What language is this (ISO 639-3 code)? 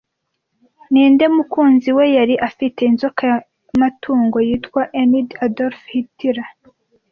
kin